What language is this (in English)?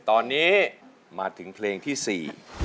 Thai